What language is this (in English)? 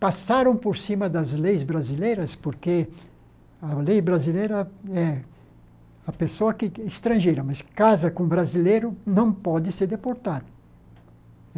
Portuguese